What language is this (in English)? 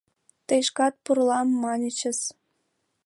Mari